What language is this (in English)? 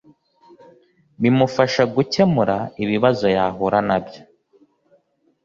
Kinyarwanda